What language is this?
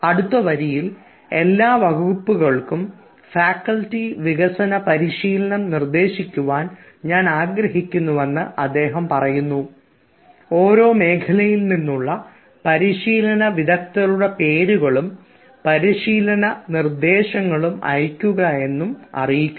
Malayalam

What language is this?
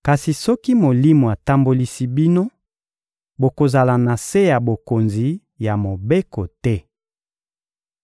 Lingala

